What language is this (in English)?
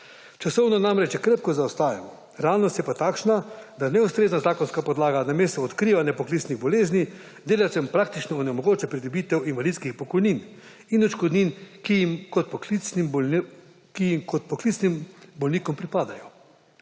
Slovenian